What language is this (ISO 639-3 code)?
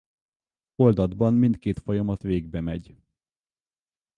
hun